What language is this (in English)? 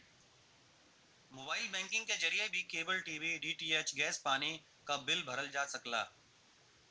Bhojpuri